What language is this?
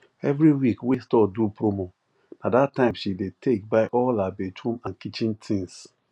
Nigerian Pidgin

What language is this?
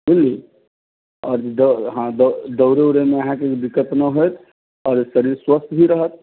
Maithili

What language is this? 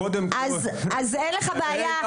Hebrew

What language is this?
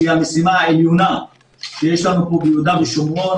Hebrew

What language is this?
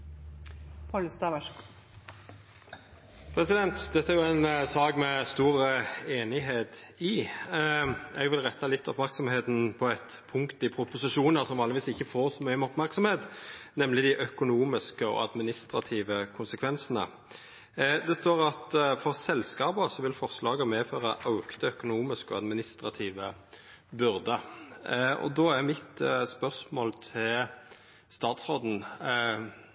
Norwegian Nynorsk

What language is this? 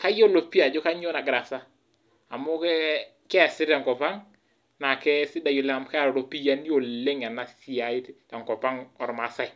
Masai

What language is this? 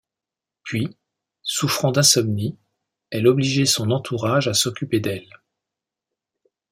French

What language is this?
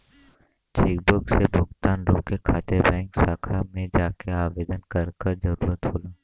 Bhojpuri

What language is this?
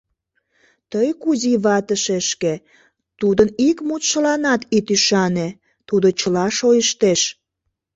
Mari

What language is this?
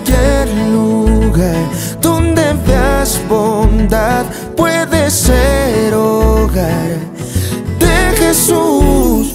Spanish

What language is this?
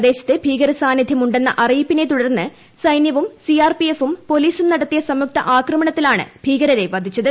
Malayalam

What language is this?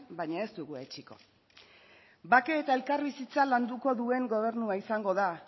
Basque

